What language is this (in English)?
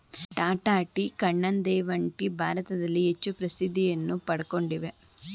Kannada